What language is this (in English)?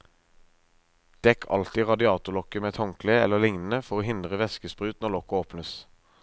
Norwegian